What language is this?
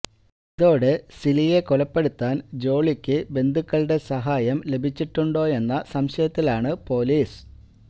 Malayalam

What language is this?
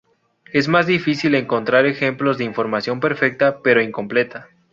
Spanish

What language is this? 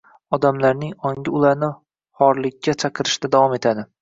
Uzbek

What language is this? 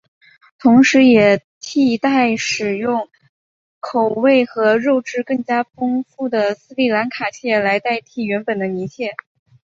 Chinese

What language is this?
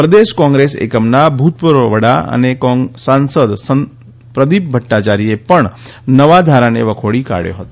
Gujarati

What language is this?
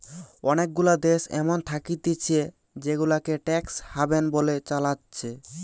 Bangla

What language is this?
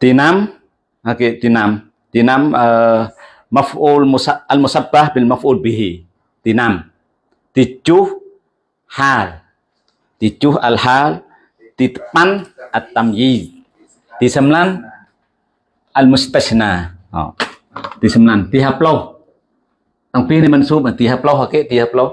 Indonesian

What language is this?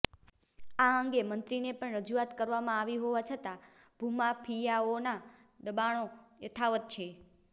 Gujarati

